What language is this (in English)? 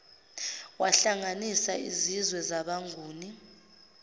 Zulu